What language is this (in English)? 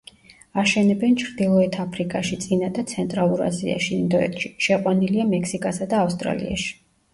Georgian